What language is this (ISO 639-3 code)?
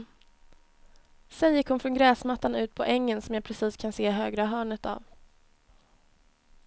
swe